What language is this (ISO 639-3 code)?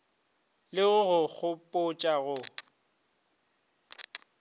nso